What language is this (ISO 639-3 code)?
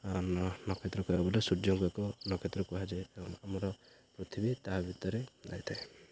ori